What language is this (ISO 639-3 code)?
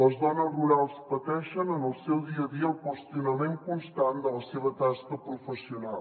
cat